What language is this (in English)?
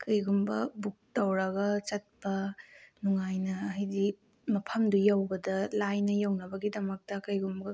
Manipuri